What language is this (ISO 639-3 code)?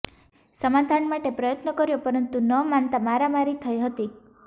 guj